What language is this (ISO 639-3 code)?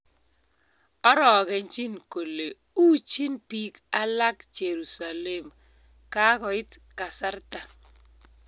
kln